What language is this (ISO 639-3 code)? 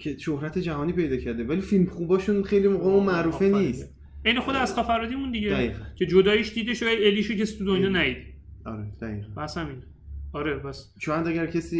fas